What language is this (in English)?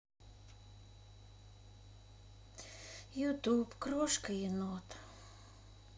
Russian